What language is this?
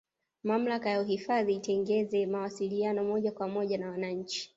Swahili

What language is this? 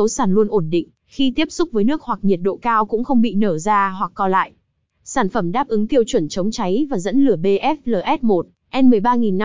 Vietnamese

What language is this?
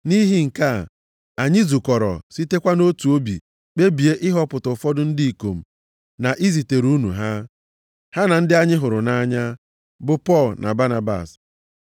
Igbo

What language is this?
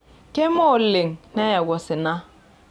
Masai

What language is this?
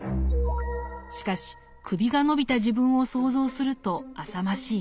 Japanese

